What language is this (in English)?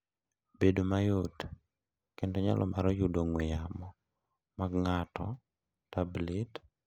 Luo (Kenya and Tanzania)